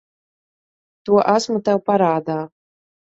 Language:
Latvian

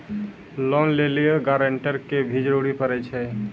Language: Maithili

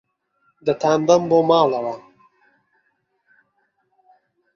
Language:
Central Kurdish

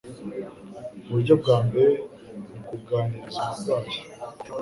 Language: Kinyarwanda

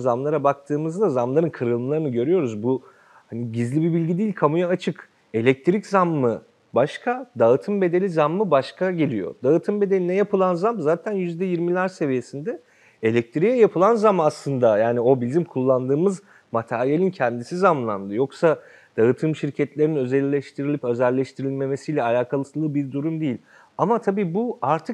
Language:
Turkish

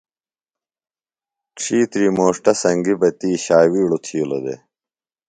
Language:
Phalura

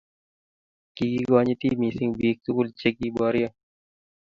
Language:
Kalenjin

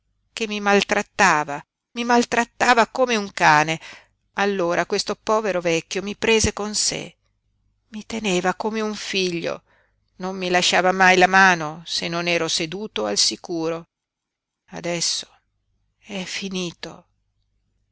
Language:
Italian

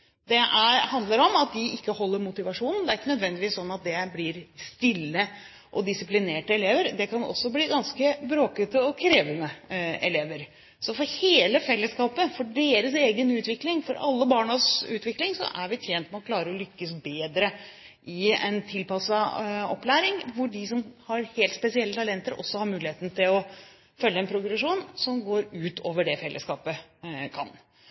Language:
Norwegian Bokmål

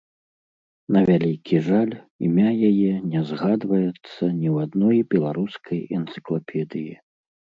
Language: Belarusian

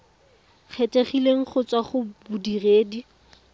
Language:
Tswana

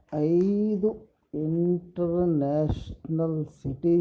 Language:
Kannada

